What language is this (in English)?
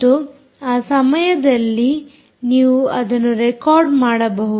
Kannada